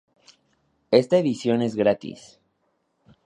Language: Spanish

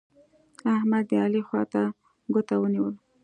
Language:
Pashto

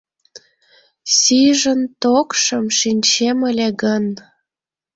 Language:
Mari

